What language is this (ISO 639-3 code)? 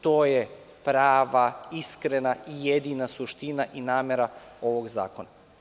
srp